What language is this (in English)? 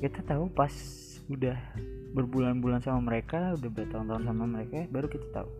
Indonesian